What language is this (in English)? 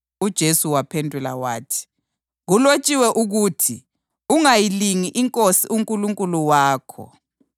North Ndebele